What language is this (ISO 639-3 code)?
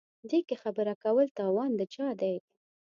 pus